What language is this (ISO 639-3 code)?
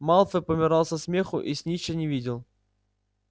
rus